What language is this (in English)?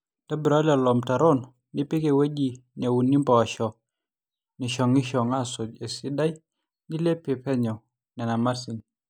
Masai